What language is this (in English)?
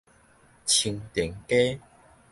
Min Nan Chinese